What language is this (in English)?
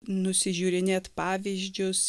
Lithuanian